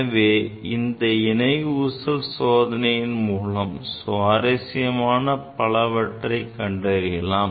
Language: Tamil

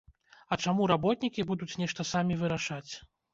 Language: Belarusian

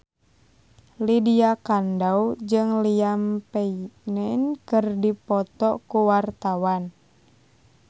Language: Sundanese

